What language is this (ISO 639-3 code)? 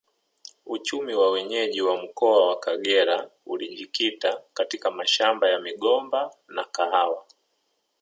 swa